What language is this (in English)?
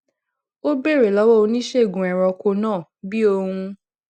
Yoruba